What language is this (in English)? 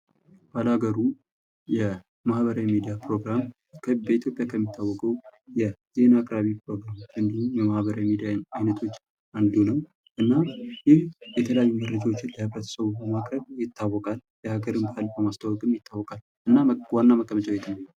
Amharic